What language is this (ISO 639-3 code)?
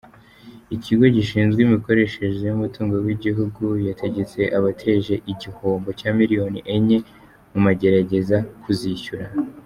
kin